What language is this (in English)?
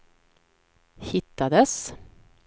Swedish